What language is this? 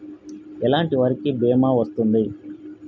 Telugu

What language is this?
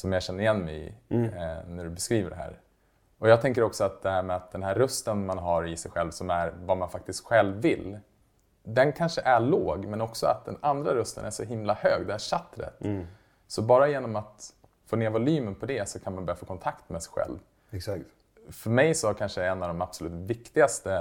Swedish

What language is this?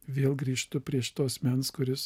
Lithuanian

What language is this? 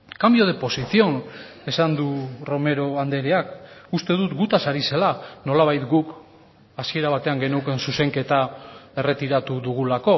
Basque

